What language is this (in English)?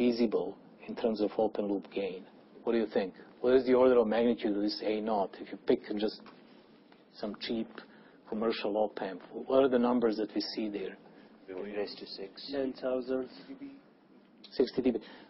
English